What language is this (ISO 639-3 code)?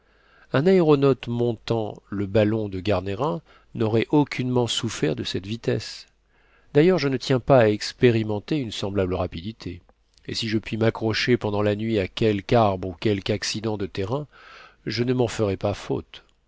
fra